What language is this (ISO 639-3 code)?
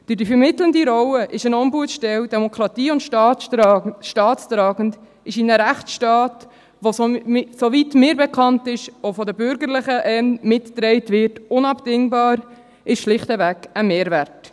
gsw